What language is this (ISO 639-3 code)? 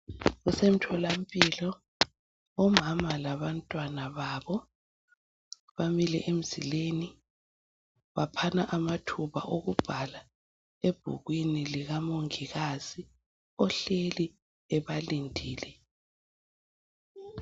nde